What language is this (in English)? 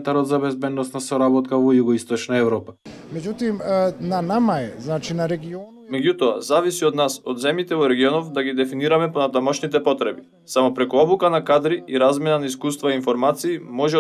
Macedonian